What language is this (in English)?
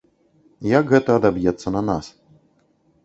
Belarusian